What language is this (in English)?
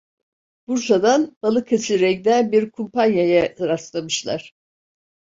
Turkish